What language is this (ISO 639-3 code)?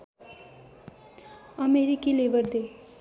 nep